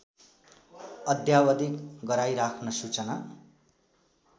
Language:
Nepali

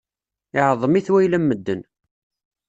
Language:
Kabyle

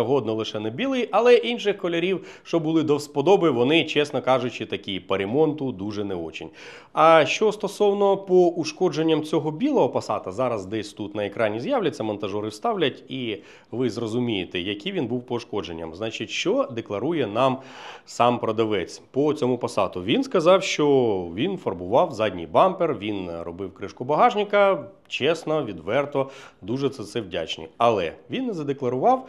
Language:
Ukrainian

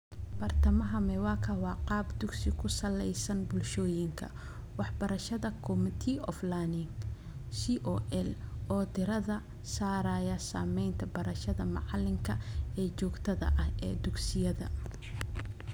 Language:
Somali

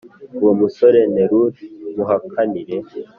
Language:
Kinyarwanda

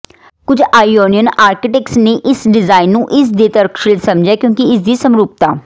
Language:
Punjabi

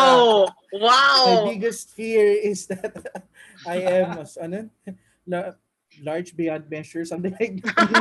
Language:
Filipino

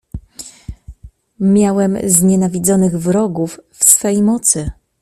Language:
Polish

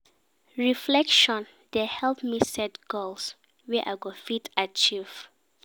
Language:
Nigerian Pidgin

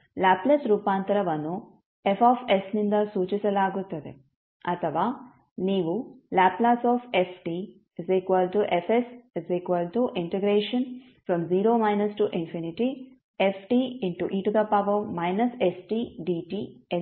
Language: Kannada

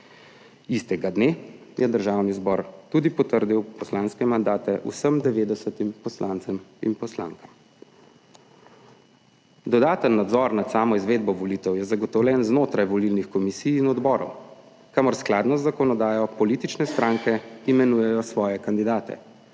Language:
Slovenian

